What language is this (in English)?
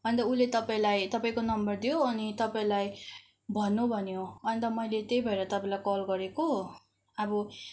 Nepali